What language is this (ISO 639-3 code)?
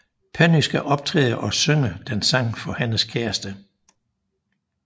dan